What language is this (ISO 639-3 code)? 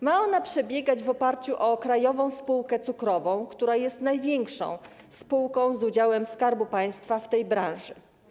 pol